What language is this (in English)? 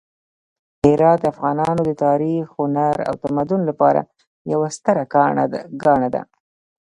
Pashto